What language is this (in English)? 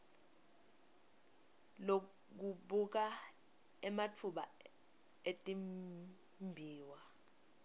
Swati